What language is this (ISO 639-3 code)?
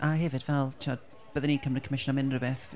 cym